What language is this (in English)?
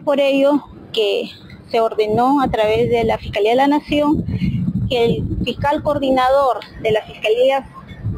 Spanish